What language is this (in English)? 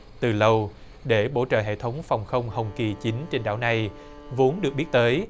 Vietnamese